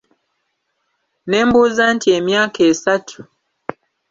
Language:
Ganda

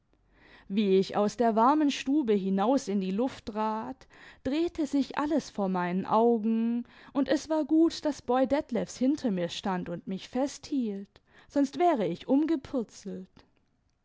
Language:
German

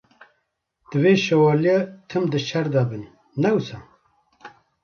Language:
Kurdish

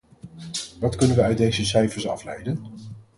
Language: Dutch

